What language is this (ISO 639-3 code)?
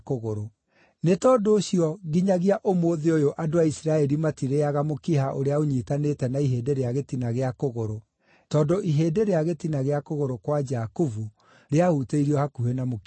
kik